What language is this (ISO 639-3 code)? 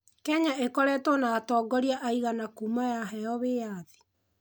kik